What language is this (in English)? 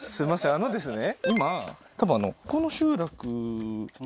Japanese